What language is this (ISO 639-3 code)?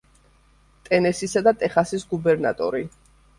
kat